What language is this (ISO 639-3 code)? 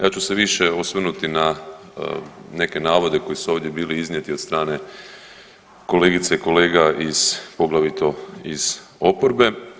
hrv